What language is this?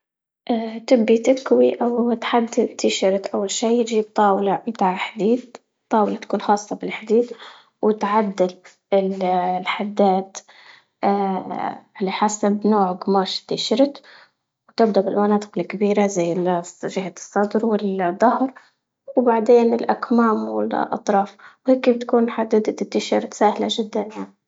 Libyan Arabic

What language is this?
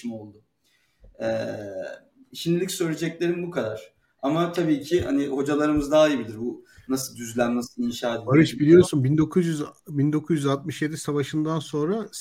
Turkish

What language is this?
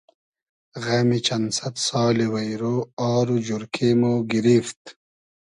Hazaragi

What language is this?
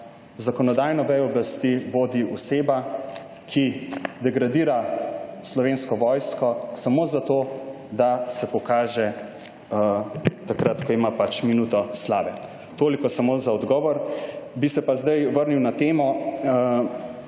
Slovenian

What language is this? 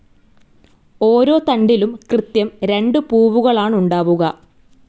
Malayalam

